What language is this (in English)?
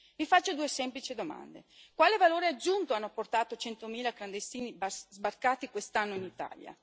Italian